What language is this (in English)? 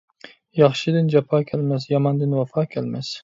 Uyghur